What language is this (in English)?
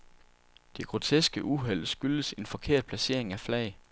Danish